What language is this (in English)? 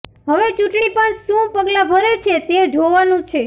Gujarati